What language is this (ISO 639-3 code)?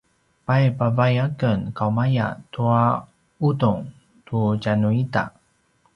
pwn